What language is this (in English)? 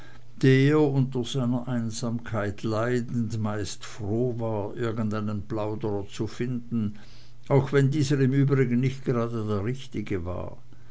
German